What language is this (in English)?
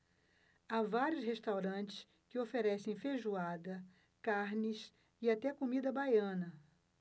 Portuguese